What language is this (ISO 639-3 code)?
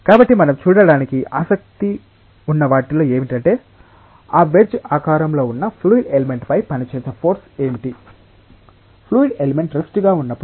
tel